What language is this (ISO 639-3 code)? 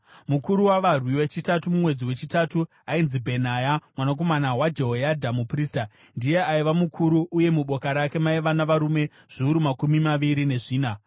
sna